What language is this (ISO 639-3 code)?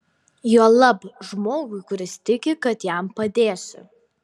lit